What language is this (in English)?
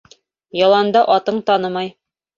Bashkir